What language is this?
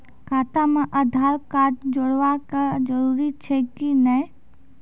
Maithili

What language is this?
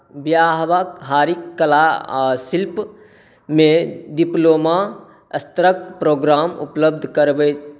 Maithili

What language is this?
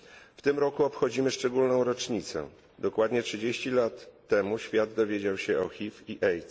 Polish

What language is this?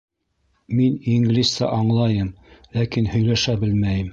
Bashkir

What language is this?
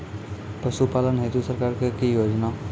Maithili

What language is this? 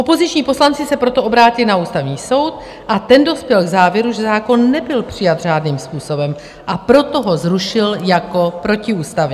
Czech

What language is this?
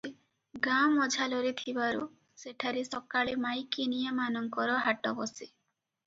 Odia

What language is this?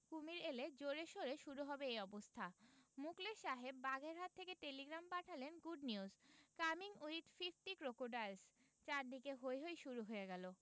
Bangla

